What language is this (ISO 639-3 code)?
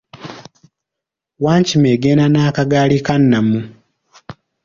lug